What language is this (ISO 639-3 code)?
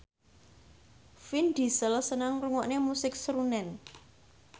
jav